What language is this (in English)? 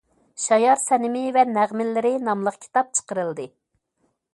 Uyghur